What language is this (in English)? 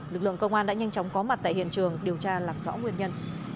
Vietnamese